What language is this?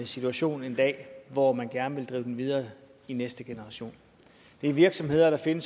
Danish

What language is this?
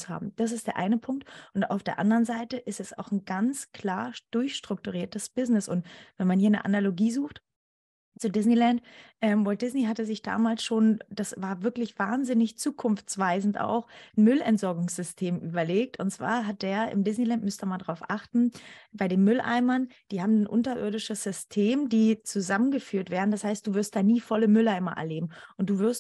German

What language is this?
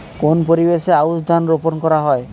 Bangla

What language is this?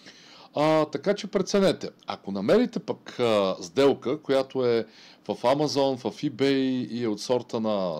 Bulgarian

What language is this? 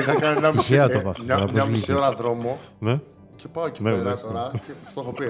Greek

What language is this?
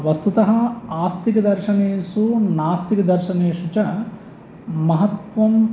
Sanskrit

